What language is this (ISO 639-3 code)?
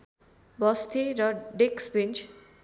nep